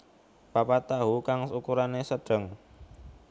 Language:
Javanese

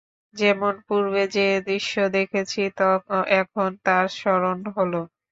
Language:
Bangla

